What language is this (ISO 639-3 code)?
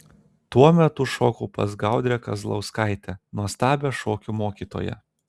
lit